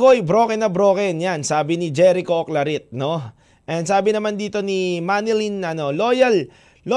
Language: Filipino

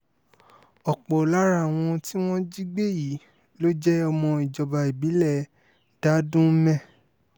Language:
Yoruba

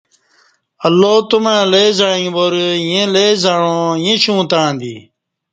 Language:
Kati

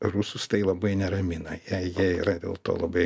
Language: Lithuanian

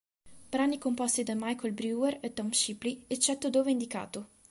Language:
Italian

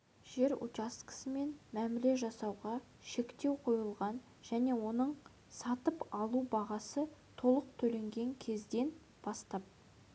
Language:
Kazakh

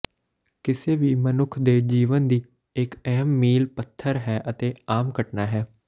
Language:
Punjabi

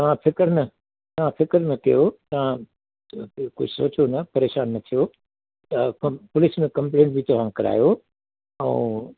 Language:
Sindhi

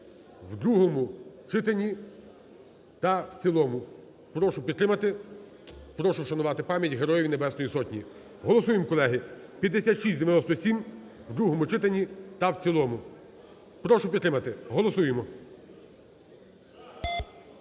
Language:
Ukrainian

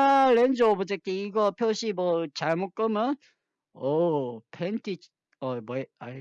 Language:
Korean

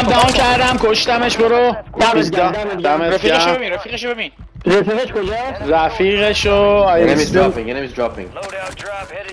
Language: Persian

